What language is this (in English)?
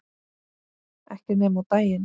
Icelandic